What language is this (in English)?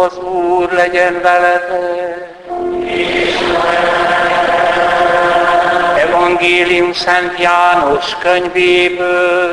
Hungarian